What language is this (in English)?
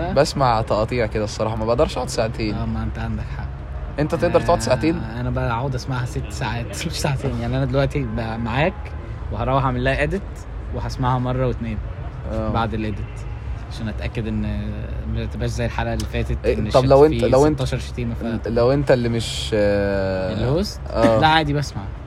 Arabic